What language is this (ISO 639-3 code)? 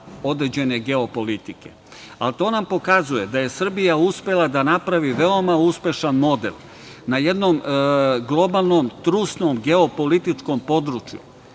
srp